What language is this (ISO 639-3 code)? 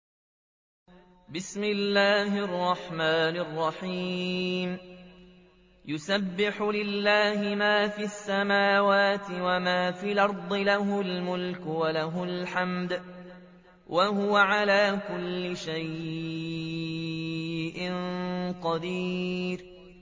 ara